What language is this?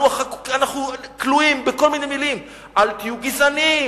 Hebrew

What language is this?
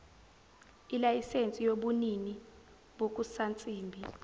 Zulu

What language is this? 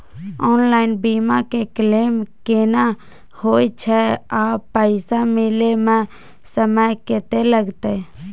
Maithili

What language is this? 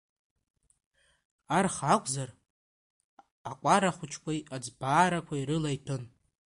Abkhazian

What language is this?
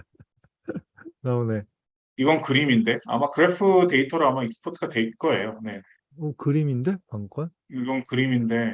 Korean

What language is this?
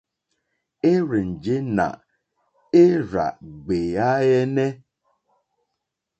Mokpwe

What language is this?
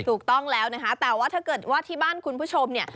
Thai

